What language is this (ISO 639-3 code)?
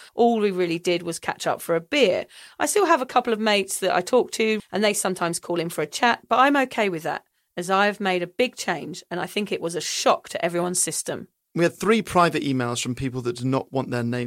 eng